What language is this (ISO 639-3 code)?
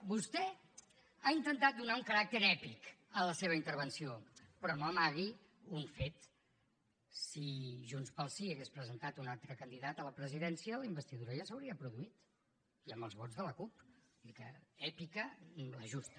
cat